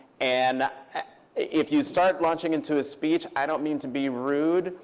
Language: English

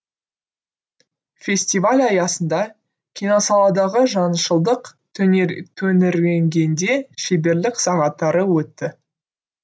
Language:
Kazakh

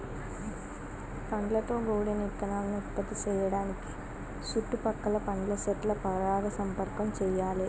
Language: Telugu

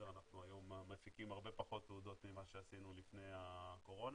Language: Hebrew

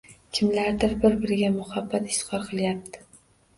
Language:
Uzbek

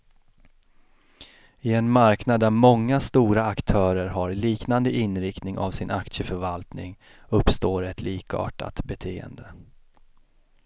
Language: Swedish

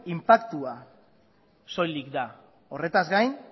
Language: Basque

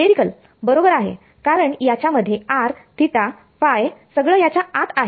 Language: Marathi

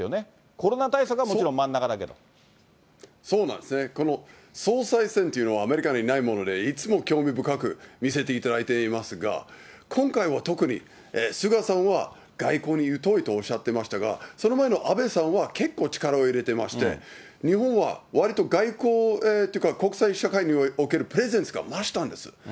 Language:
Japanese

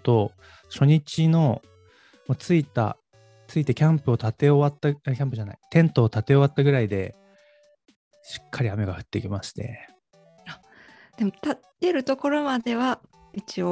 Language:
Japanese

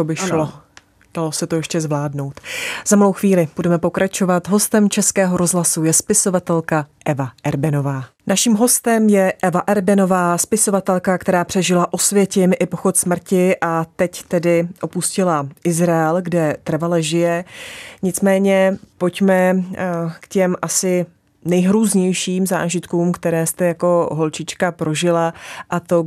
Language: Czech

